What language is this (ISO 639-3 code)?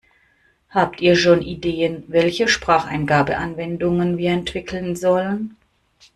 deu